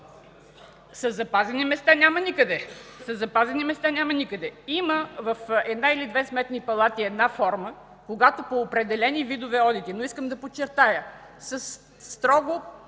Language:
Bulgarian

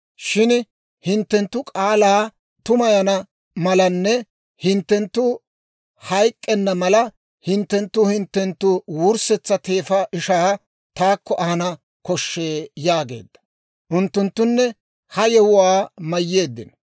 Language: Dawro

